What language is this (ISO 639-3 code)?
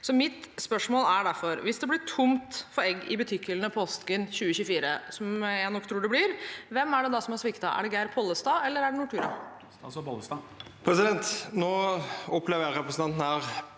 nor